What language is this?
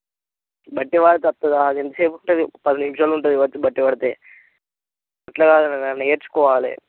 Telugu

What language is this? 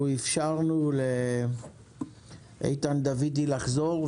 Hebrew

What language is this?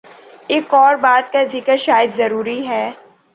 Urdu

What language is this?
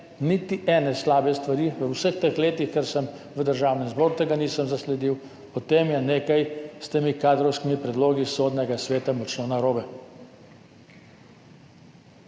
Slovenian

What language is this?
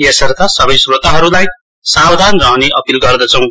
Nepali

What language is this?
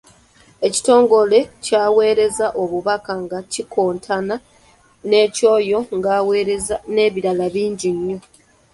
Ganda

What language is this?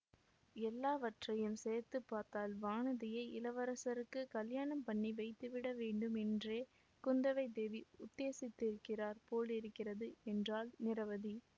Tamil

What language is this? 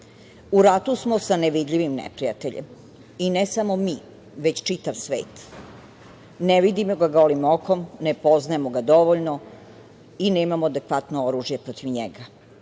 Serbian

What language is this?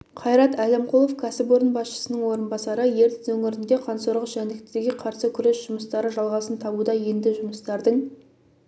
Kazakh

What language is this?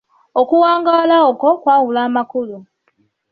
Ganda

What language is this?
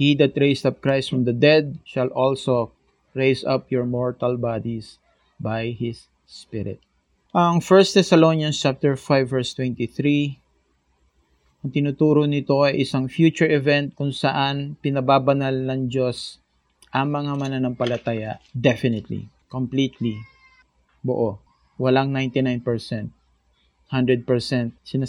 Filipino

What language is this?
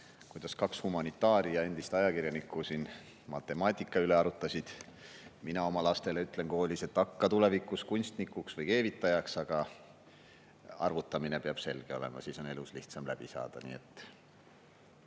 Estonian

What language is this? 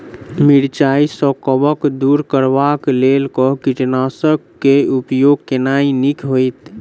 Maithili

